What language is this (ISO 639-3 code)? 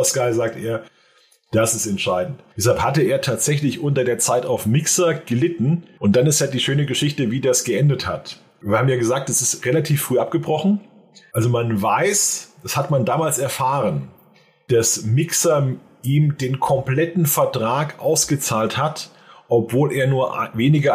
deu